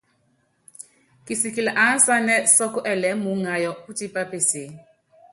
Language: Yangben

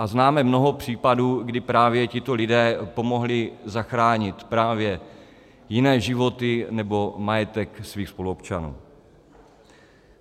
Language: Czech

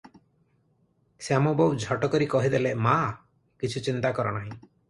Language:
Odia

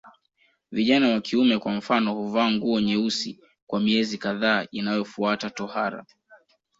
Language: Swahili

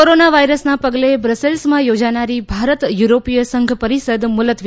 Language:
Gujarati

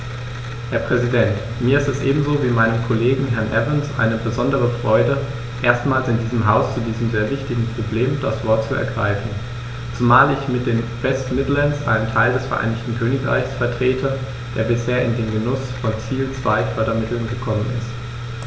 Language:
German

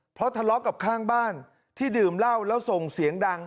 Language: Thai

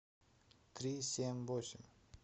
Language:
Russian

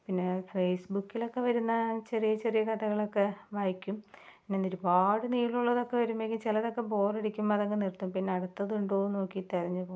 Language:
Malayalam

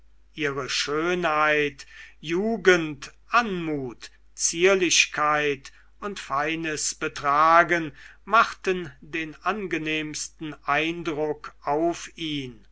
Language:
German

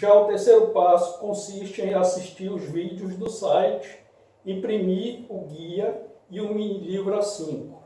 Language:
Portuguese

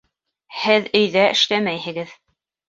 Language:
Bashkir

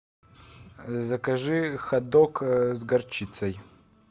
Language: Russian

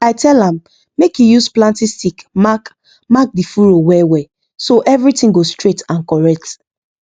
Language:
Nigerian Pidgin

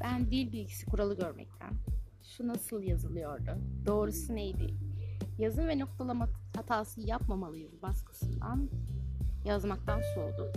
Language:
Turkish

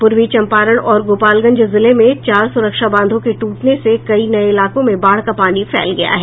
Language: Hindi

